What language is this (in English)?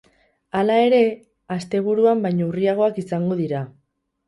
Basque